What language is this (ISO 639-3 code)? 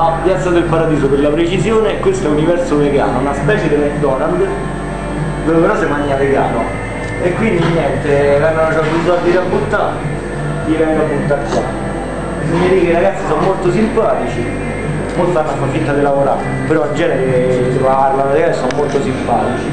ita